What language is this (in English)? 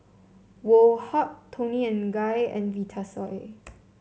English